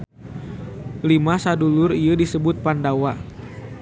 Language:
Sundanese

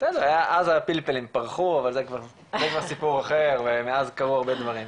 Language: Hebrew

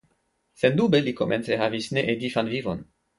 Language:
Esperanto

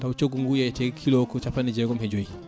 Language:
Fula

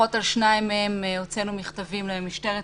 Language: Hebrew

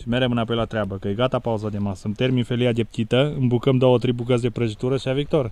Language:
Romanian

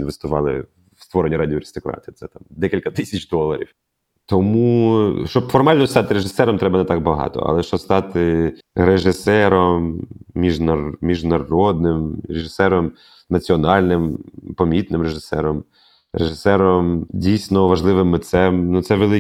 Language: Ukrainian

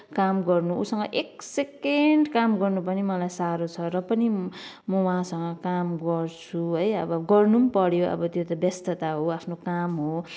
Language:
Nepali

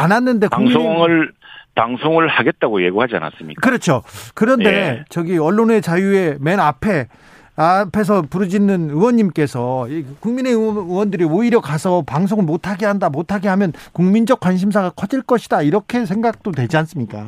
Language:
Korean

